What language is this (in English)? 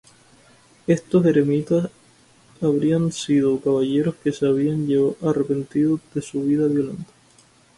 Spanish